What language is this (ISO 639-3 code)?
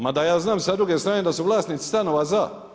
hrv